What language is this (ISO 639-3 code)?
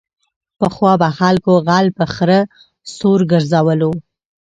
pus